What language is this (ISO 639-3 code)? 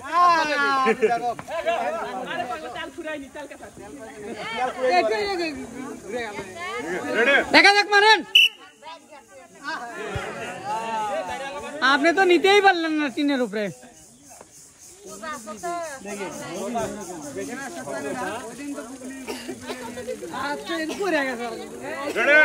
ara